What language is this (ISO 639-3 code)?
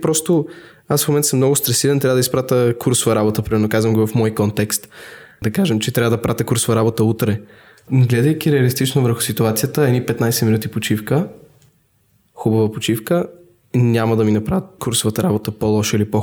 bul